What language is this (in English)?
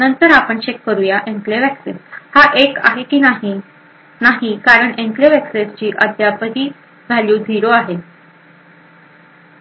Marathi